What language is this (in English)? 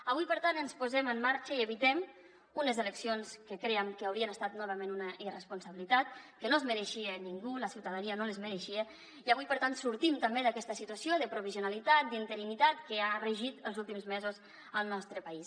Catalan